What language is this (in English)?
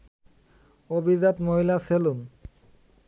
Bangla